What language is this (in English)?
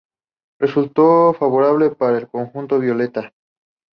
Spanish